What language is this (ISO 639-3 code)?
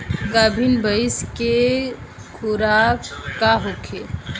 bho